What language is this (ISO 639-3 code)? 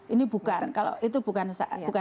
ind